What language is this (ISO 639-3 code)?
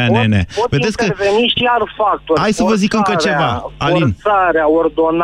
ron